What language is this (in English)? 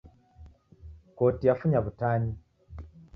Taita